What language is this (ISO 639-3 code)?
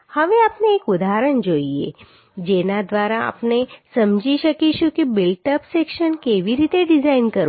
guj